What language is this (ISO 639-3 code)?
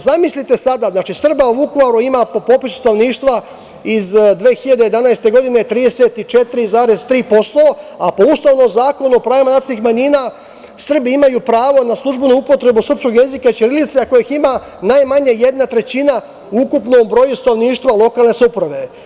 srp